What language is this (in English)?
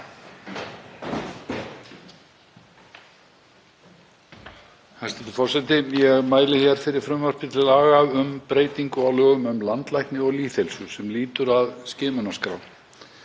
Icelandic